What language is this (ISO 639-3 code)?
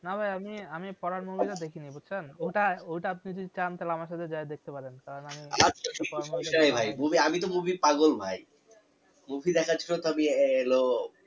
ben